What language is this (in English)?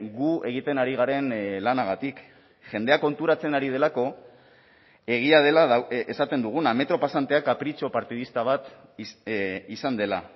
Basque